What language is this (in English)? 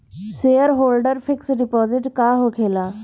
Bhojpuri